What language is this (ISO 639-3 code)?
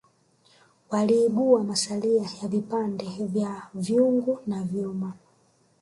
swa